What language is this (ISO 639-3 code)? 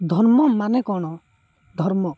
ori